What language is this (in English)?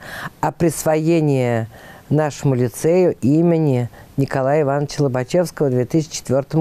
Russian